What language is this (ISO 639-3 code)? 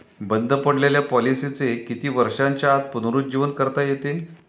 mar